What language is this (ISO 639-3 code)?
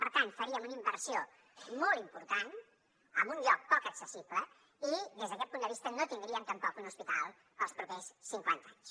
cat